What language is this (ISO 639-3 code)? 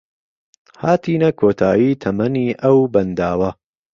ckb